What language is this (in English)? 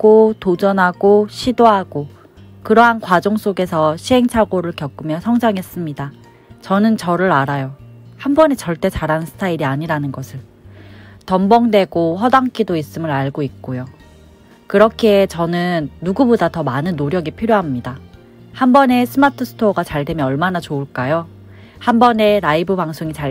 Korean